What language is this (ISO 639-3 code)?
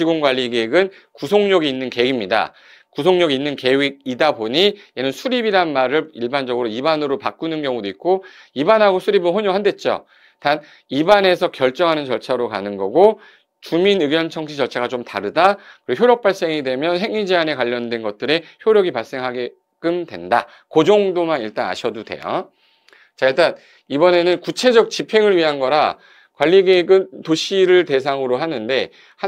kor